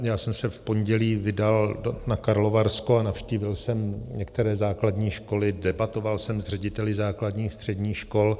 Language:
Czech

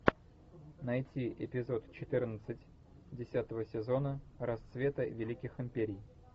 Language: Russian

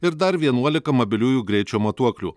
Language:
Lithuanian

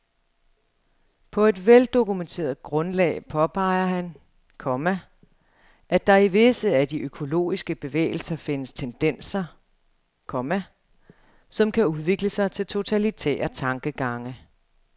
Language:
Danish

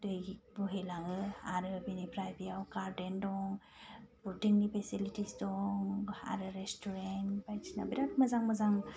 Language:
Bodo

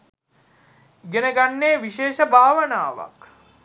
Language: Sinhala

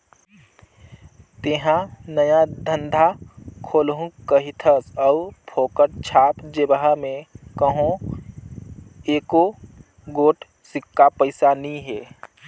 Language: Chhattisgarhi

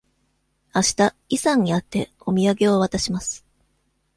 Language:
Japanese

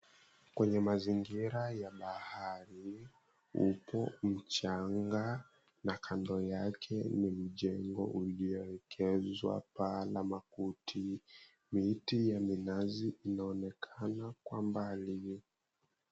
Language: Swahili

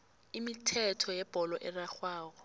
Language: South Ndebele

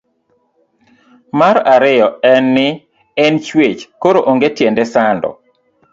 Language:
Luo (Kenya and Tanzania)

